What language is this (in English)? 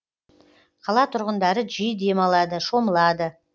Kazakh